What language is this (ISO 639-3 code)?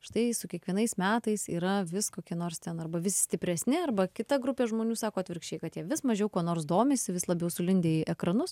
lit